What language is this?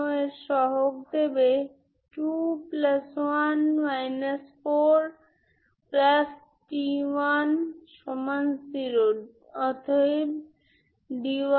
Bangla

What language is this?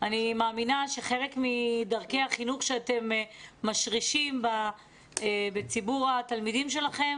Hebrew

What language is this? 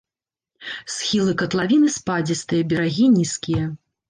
Belarusian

